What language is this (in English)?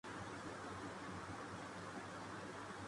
Urdu